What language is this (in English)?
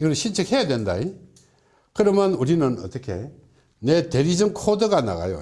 Korean